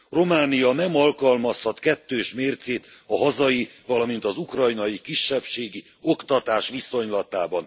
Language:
Hungarian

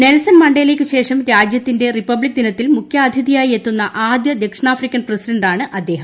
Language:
Malayalam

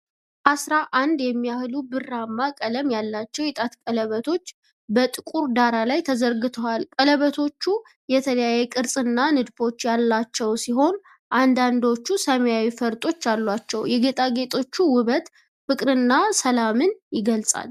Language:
Amharic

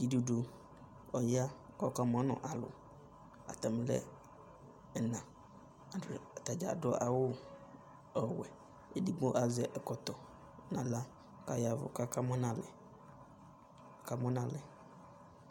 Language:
Ikposo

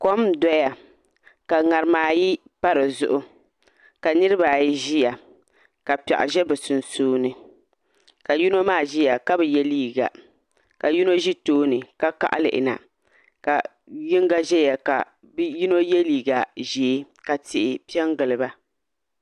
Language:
Dagbani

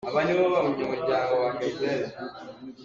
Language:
Hakha Chin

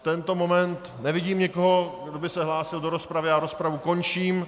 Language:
Czech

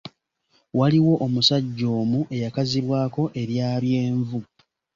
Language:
Ganda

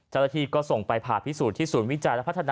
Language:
Thai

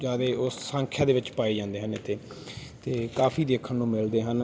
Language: Punjabi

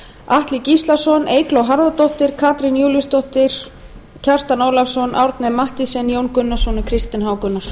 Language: Icelandic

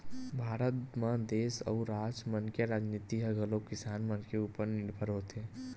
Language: Chhattisgarhi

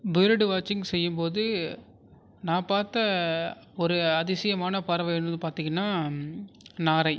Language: Tamil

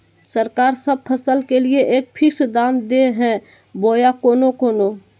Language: Magahi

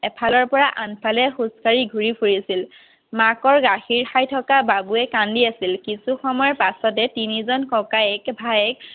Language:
Assamese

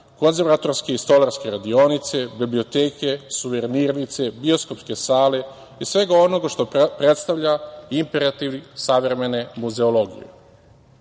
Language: Serbian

